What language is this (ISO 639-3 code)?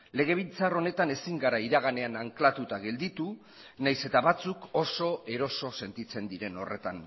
eus